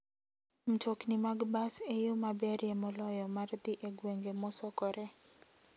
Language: Luo (Kenya and Tanzania)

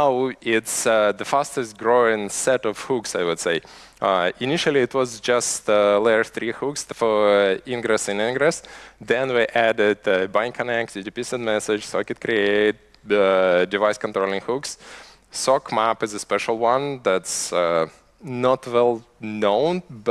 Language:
English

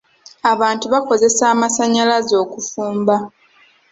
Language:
Ganda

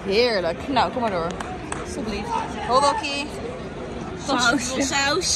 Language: Dutch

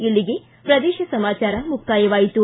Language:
Kannada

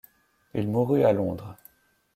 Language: French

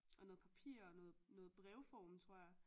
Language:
Danish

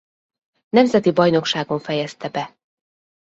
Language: Hungarian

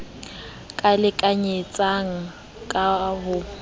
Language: Southern Sotho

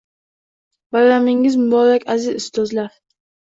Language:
Uzbek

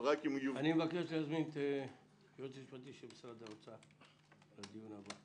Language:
Hebrew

